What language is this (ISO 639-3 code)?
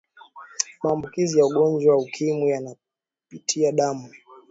swa